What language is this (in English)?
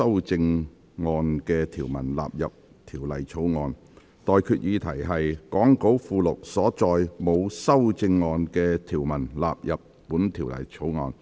Cantonese